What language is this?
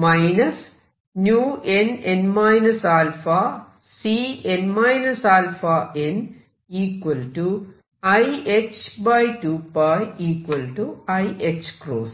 Malayalam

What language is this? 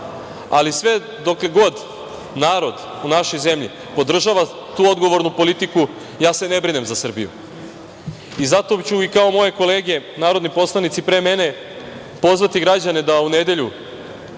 Serbian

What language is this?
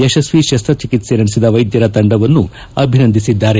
Kannada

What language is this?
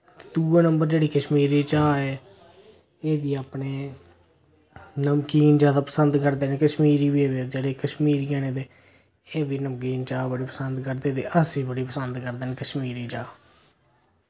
Dogri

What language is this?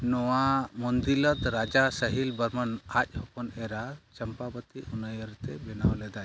Santali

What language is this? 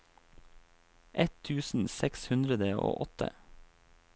Norwegian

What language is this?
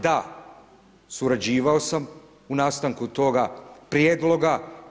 Croatian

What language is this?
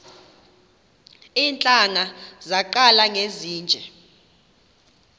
Xhosa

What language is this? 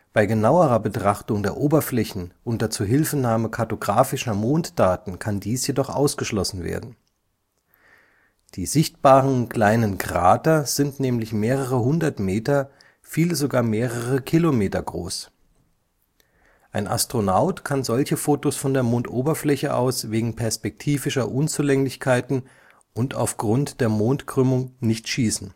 German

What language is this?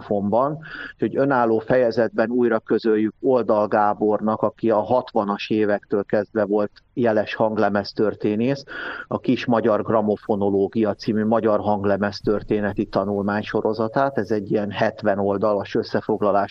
Hungarian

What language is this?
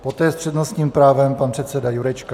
Czech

